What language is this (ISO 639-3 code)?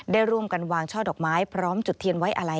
tha